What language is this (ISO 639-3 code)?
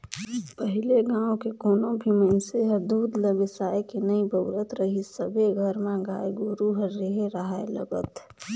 hne